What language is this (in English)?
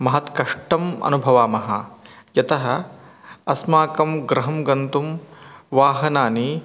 Sanskrit